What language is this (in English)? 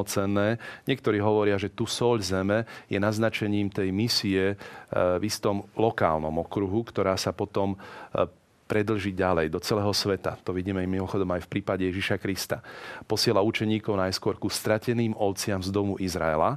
Slovak